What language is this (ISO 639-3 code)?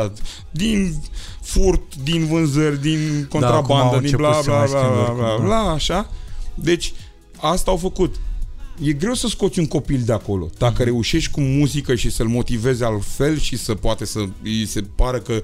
ron